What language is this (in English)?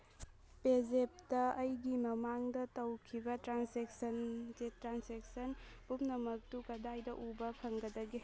Manipuri